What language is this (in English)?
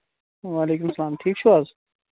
Kashmiri